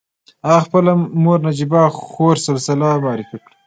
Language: Pashto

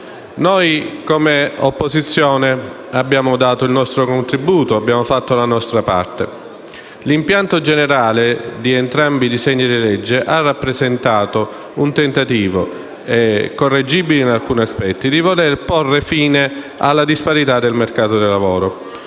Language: Italian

